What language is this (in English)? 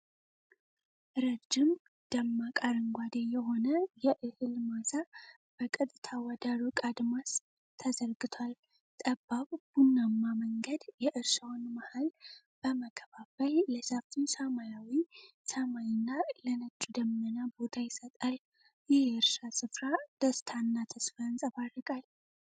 Amharic